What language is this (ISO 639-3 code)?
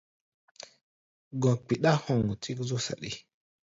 gba